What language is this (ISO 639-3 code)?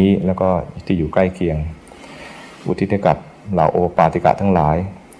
tha